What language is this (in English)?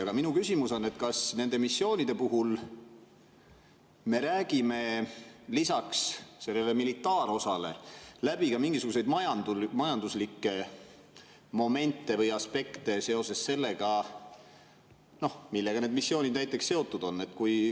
Estonian